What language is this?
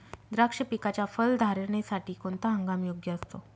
Marathi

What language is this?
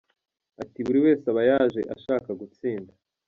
Kinyarwanda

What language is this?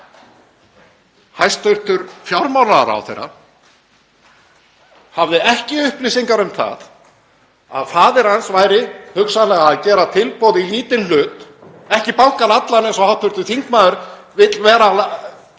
Icelandic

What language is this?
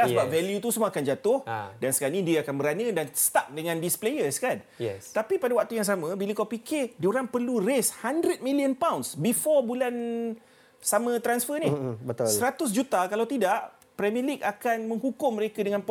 Malay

